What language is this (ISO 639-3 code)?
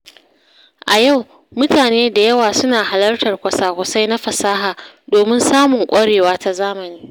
hau